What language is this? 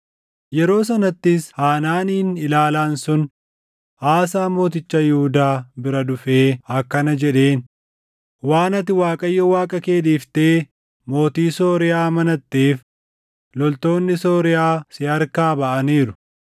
Oromo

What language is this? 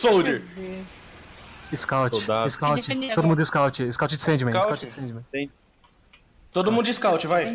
Portuguese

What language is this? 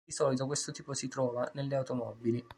Italian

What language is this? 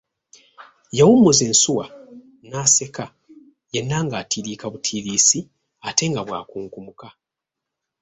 Ganda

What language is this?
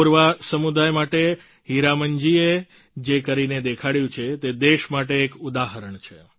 Gujarati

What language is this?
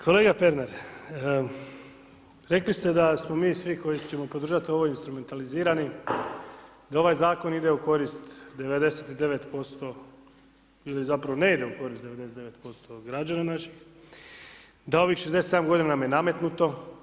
Croatian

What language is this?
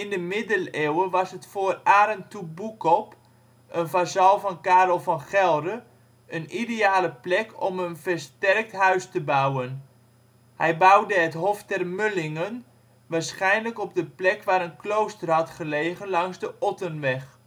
Dutch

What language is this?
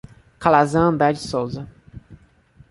Portuguese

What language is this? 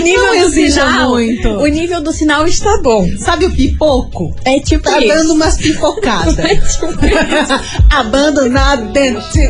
Portuguese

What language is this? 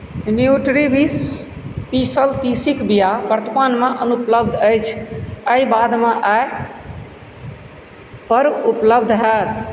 Maithili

